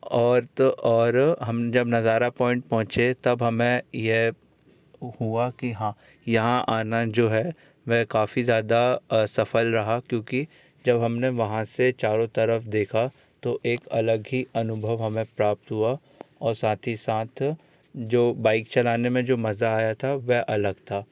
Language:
Hindi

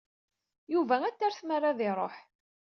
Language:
Kabyle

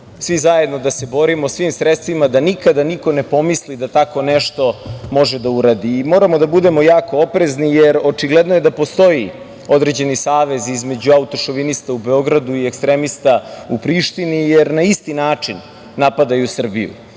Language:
Serbian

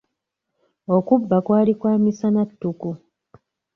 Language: Ganda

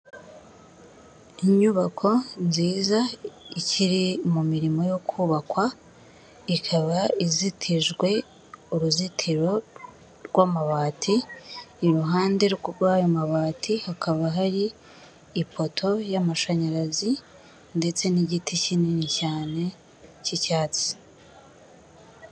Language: Kinyarwanda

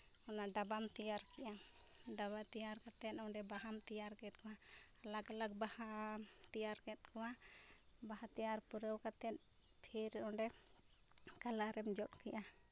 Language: Santali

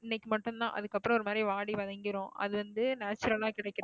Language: Tamil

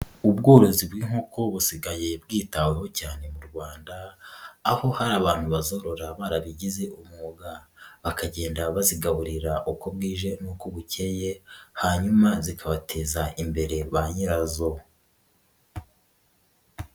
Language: Kinyarwanda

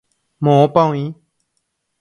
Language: Guarani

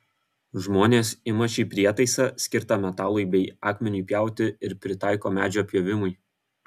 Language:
Lithuanian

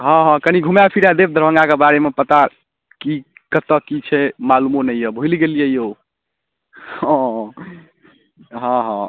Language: Maithili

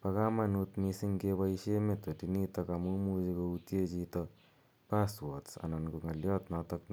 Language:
Kalenjin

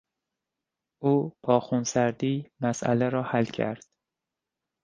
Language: Persian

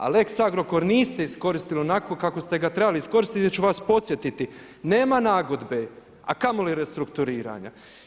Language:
Croatian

